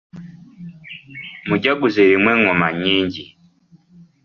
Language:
Ganda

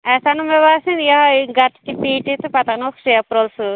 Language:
Kashmiri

